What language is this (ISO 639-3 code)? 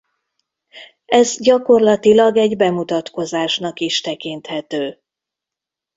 hun